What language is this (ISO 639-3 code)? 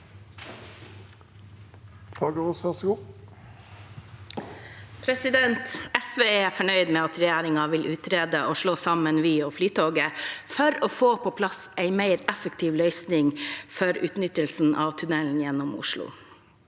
nor